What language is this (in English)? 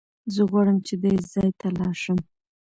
Pashto